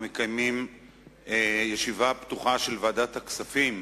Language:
Hebrew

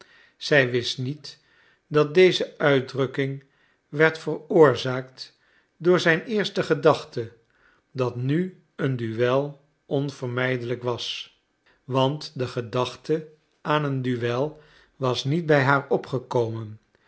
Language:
Dutch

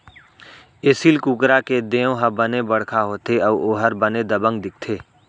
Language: Chhattisgarhi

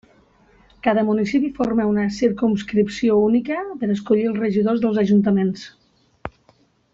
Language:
Catalan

